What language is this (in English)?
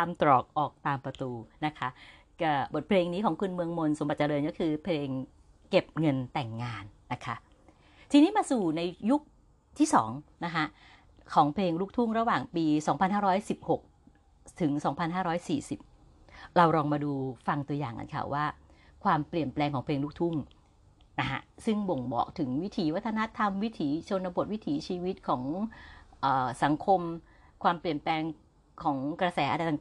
Thai